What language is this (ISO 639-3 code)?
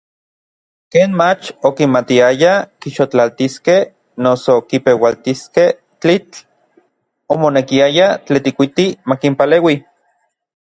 nlv